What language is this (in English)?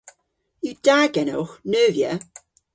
Cornish